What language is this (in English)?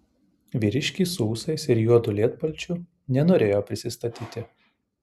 Lithuanian